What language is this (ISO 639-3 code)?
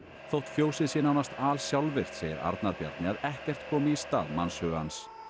isl